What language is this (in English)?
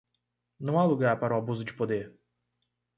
Portuguese